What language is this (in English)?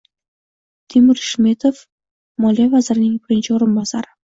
Uzbek